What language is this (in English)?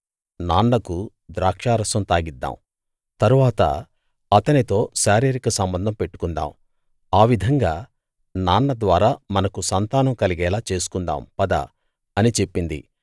Telugu